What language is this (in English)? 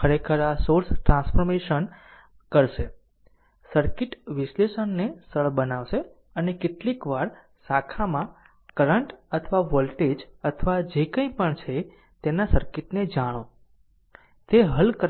Gujarati